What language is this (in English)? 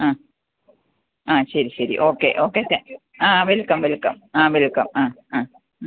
Malayalam